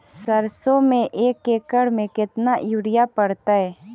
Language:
Magahi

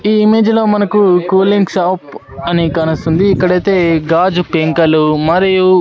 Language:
Telugu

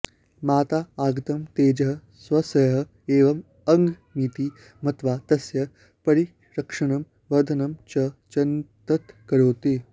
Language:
Sanskrit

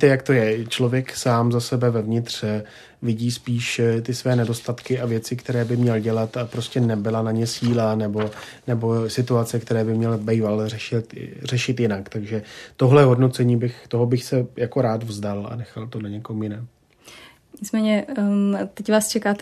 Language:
Czech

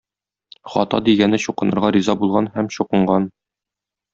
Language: Tatar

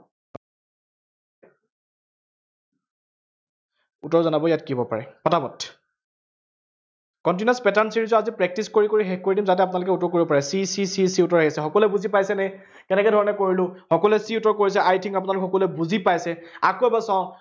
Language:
Assamese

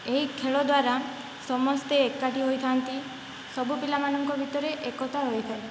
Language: Odia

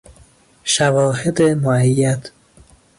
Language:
Persian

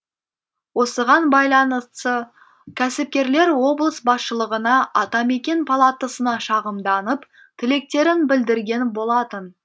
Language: Kazakh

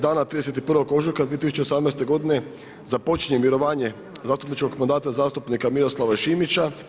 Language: Croatian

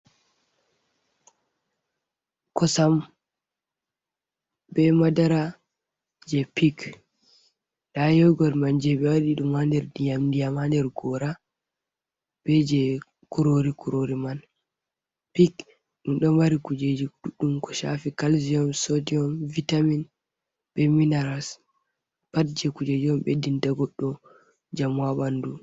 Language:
Fula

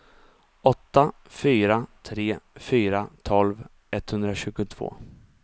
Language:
Swedish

